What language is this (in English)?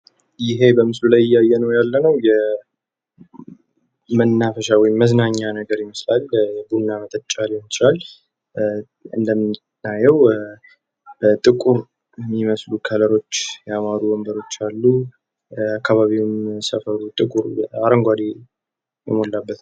Amharic